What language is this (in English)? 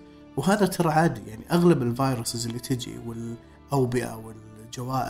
Arabic